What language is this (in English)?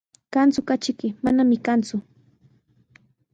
Sihuas Ancash Quechua